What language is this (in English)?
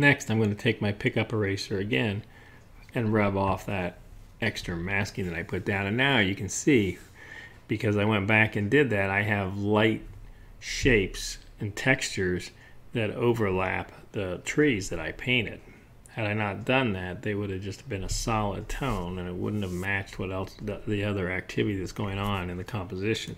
English